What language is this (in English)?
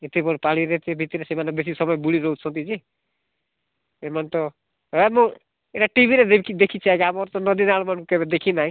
Odia